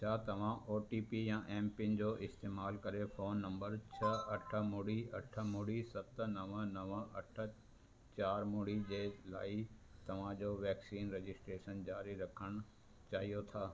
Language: Sindhi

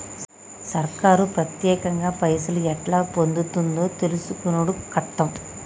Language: Telugu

